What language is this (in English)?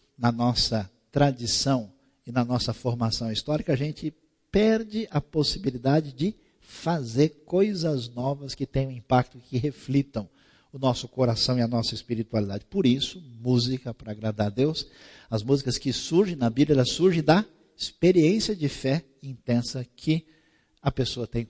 Portuguese